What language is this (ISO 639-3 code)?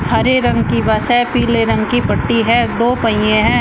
hin